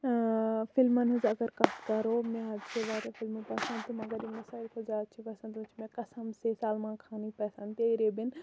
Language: Kashmiri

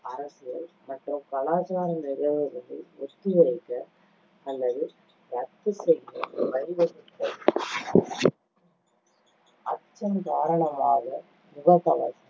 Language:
Tamil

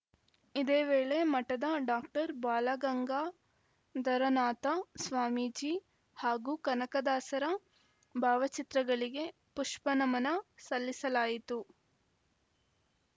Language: Kannada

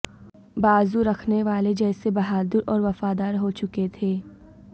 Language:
Urdu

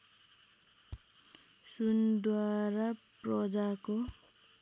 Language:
Nepali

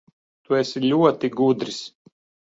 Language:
Latvian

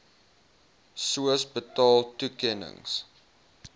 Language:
Afrikaans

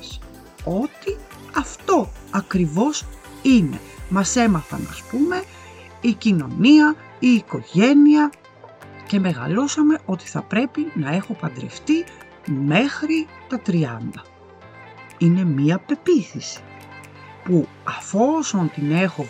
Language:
Greek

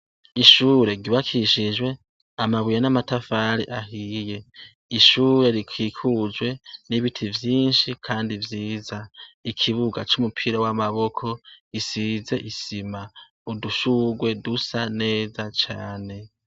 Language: Rundi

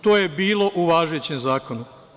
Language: Serbian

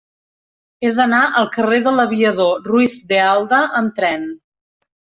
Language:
Catalan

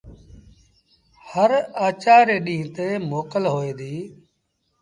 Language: Sindhi Bhil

